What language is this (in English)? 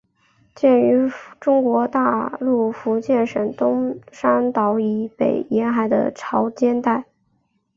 Chinese